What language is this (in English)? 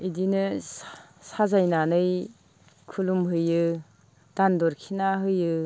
Bodo